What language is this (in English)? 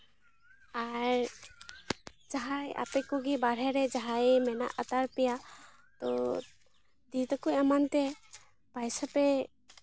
Santali